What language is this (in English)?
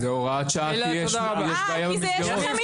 Hebrew